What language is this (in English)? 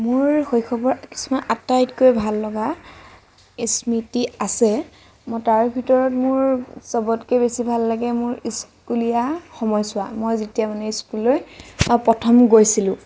Assamese